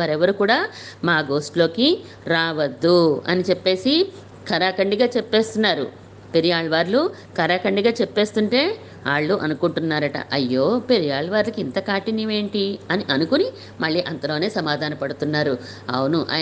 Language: Telugu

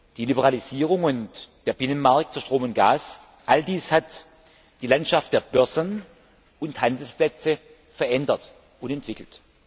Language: German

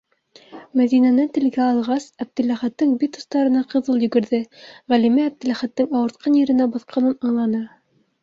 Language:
Bashkir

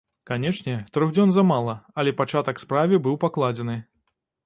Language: Belarusian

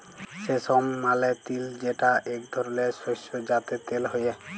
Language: Bangla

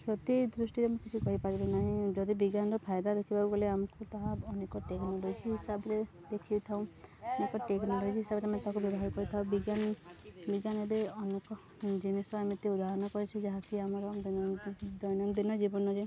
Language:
Odia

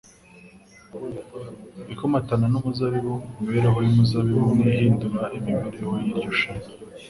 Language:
Kinyarwanda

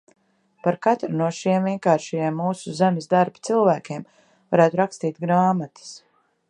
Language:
Latvian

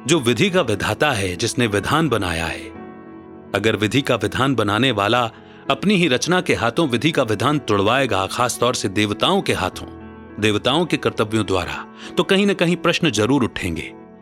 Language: Hindi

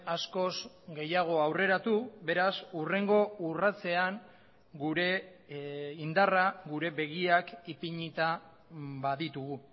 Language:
Basque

